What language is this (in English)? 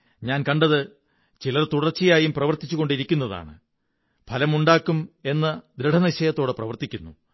Malayalam